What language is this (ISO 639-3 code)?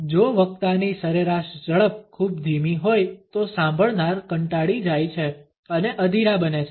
guj